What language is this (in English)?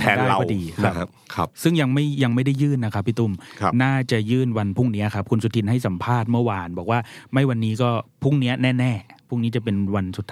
Thai